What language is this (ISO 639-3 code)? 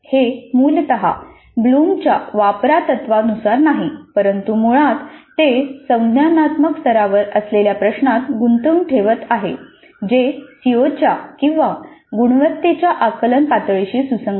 mar